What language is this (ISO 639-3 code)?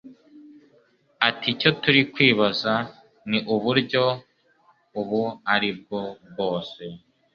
kin